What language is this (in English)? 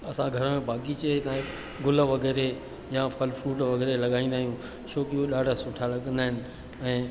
Sindhi